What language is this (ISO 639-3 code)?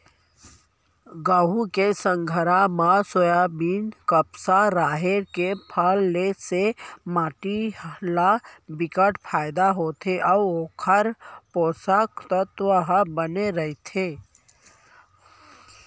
hne